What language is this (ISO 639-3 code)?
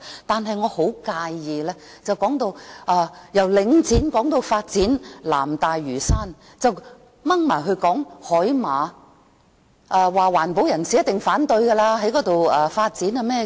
yue